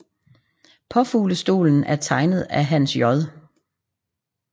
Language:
Danish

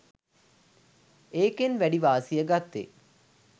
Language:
Sinhala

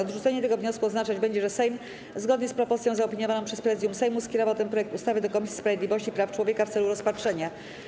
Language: Polish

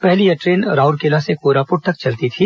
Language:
Hindi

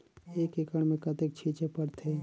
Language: Chhattisgarhi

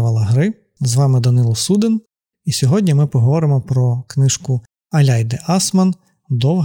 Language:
Ukrainian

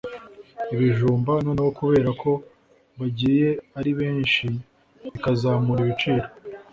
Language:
Kinyarwanda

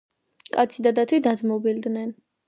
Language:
Georgian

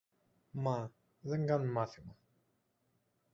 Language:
Greek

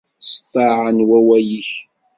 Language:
Kabyle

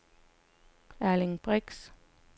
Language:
Danish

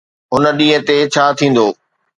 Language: Sindhi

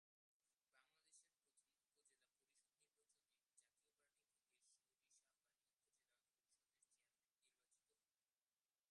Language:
Bangla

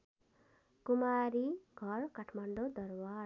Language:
Nepali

